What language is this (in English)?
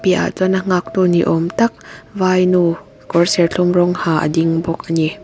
Mizo